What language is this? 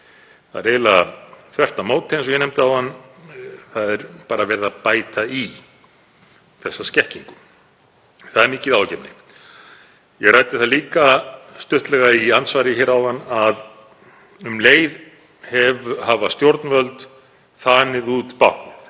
Icelandic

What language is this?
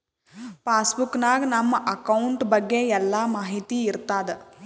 Kannada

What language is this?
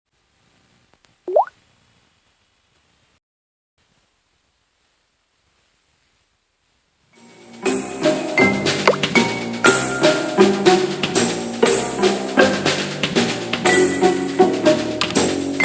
English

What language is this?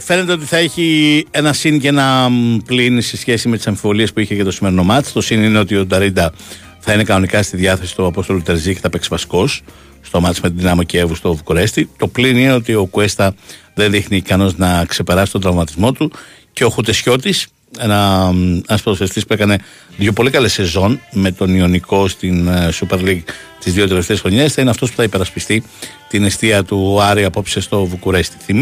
Greek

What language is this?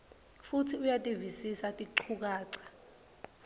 Swati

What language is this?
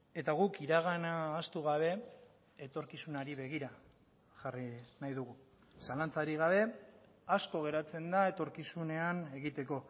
Basque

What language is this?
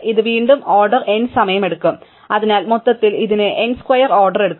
Malayalam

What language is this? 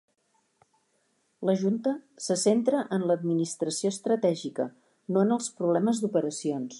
Catalan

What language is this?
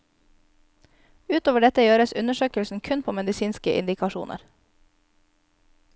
Norwegian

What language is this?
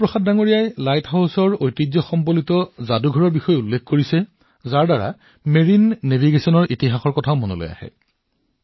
Assamese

